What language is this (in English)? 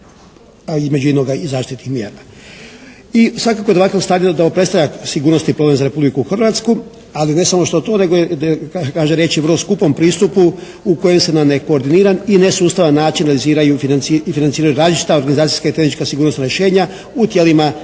Croatian